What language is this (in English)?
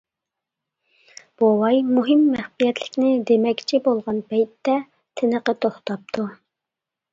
Uyghur